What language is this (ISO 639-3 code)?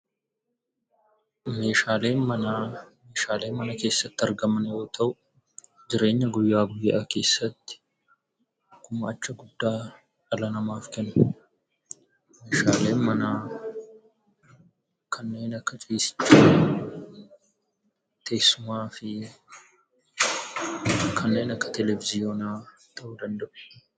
orm